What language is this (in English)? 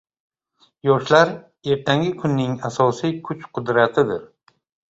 Uzbek